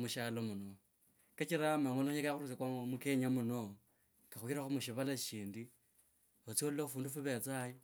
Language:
Kabras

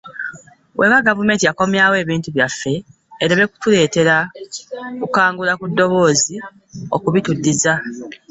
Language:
Ganda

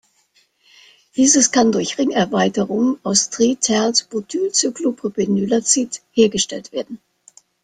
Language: German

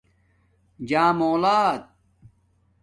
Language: Domaaki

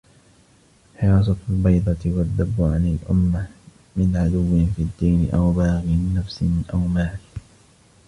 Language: Arabic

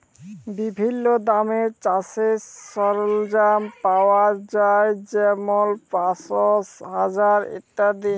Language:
Bangla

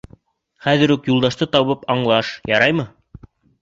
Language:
Bashkir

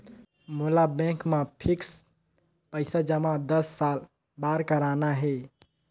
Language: Chhattisgarhi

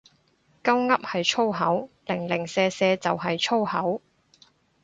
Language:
Cantonese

